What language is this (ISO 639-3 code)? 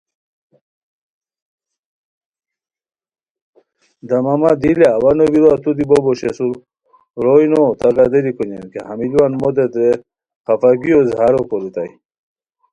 khw